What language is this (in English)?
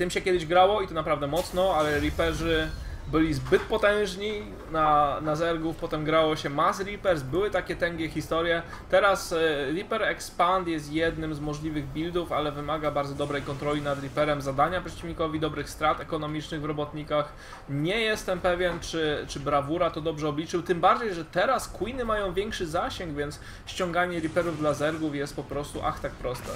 Polish